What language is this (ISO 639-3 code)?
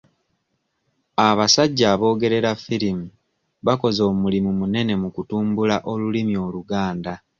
lug